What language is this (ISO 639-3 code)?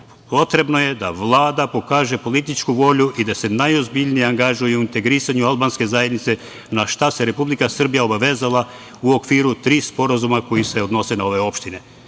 srp